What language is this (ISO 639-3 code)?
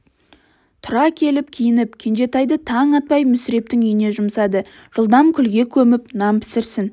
kaz